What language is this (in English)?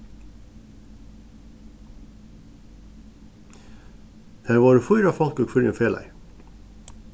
Faroese